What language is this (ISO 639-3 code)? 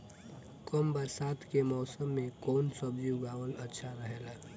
bho